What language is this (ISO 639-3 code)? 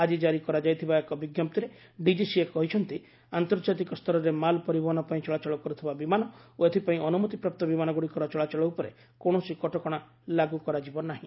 ori